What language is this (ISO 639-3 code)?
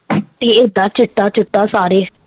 pan